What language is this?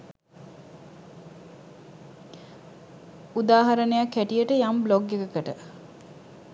Sinhala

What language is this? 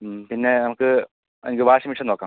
Malayalam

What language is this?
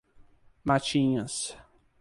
Portuguese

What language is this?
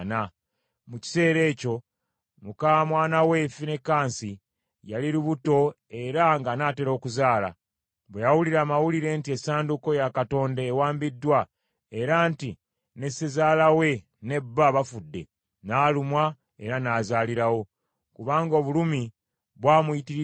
Ganda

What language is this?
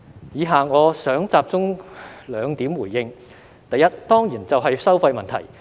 Cantonese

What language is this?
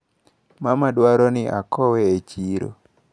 Luo (Kenya and Tanzania)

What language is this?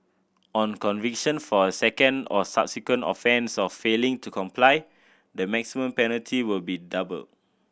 English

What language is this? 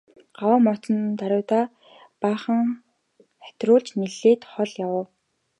Mongolian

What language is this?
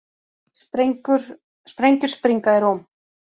Icelandic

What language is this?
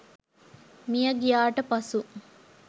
Sinhala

